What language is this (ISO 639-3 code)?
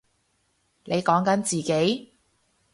yue